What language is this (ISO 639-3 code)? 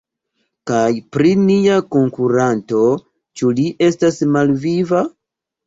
epo